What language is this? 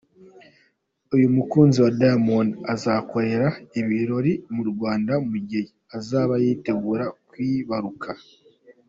Kinyarwanda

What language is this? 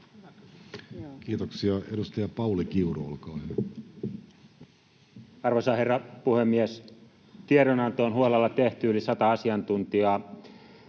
Finnish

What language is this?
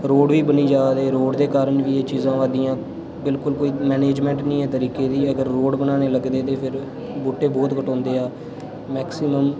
Dogri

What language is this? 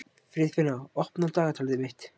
Icelandic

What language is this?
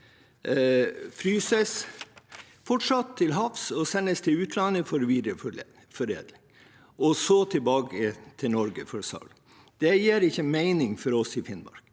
Norwegian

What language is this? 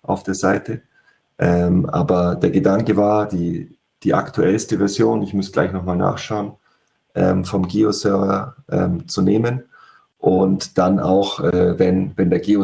German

